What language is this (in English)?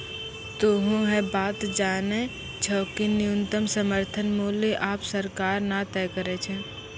Maithili